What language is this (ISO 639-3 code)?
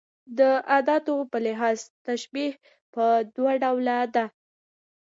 pus